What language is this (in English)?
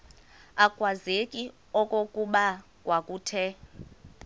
Xhosa